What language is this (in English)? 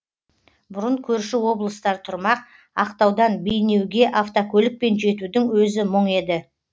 Kazakh